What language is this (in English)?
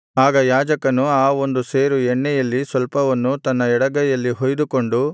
Kannada